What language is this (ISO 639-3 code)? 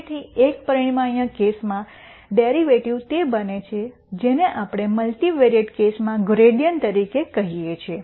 guj